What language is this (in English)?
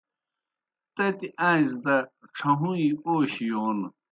Kohistani Shina